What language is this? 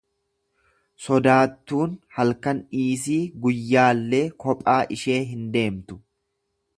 Oromo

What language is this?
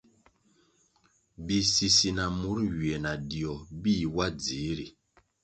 Kwasio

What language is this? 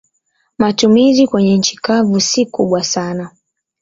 Swahili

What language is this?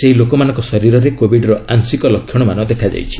Odia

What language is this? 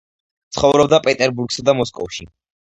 Georgian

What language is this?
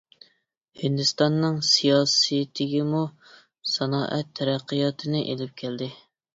Uyghur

